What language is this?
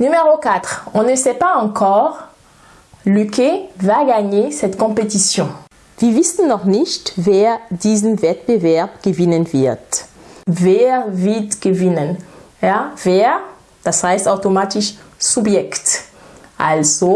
German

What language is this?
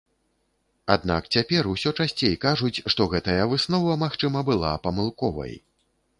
Belarusian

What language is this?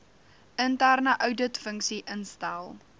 Afrikaans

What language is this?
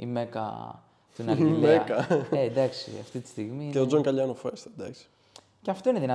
Greek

